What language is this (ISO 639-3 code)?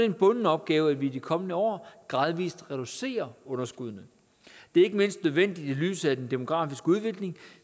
dan